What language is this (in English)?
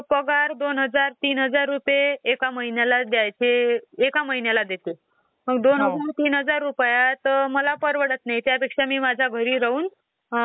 Marathi